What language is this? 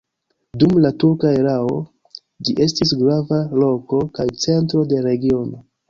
Esperanto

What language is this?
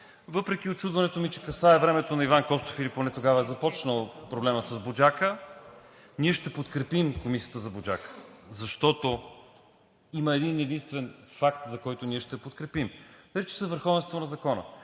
Bulgarian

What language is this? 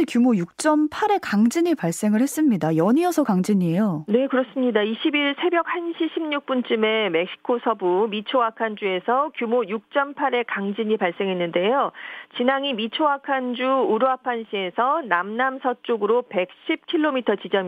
Korean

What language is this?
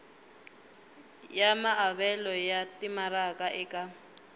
Tsonga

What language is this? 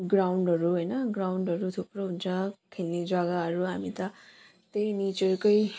Nepali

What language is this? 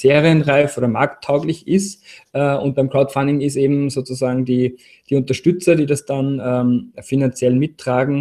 German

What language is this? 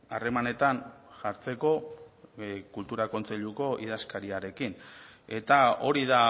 Basque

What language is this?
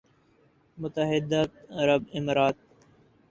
Urdu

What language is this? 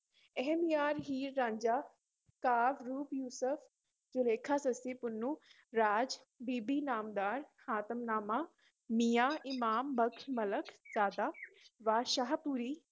Punjabi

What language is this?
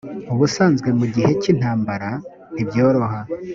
Kinyarwanda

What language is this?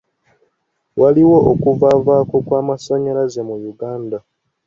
Ganda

